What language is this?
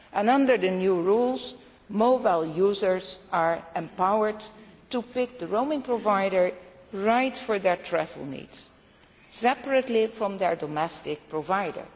English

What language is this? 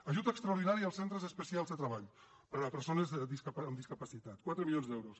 Catalan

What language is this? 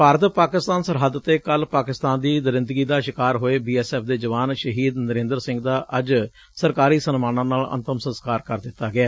Punjabi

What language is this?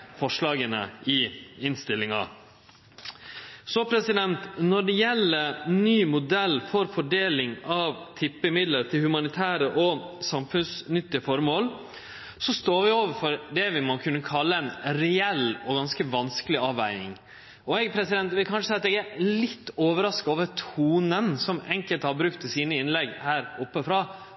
Norwegian Nynorsk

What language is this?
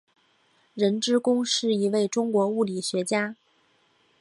Chinese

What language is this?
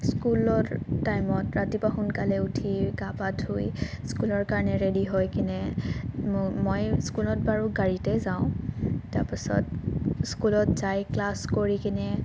Assamese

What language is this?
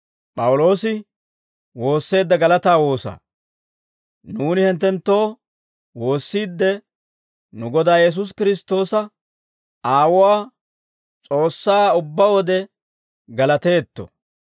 Dawro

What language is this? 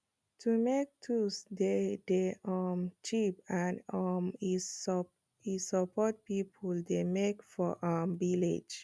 Nigerian Pidgin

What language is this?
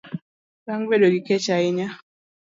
Luo (Kenya and Tanzania)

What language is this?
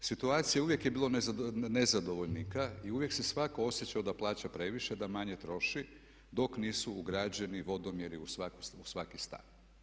Croatian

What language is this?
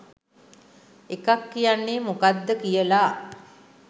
Sinhala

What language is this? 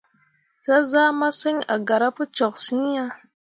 Mundang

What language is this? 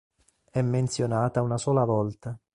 Italian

